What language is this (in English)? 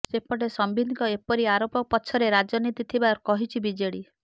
Odia